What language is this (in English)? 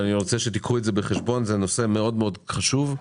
Hebrew